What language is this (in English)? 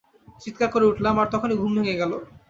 Bangla